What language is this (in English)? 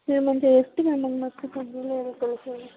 Telugu